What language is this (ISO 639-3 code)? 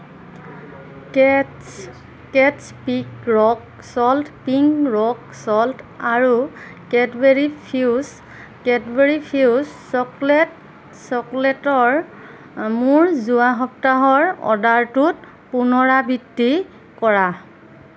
asm